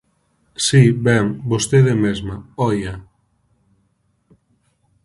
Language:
Galician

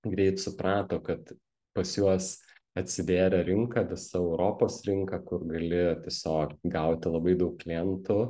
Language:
Lithuanian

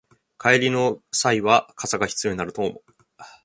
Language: Japanese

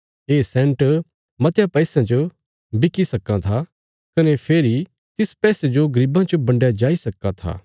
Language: Bilaspuri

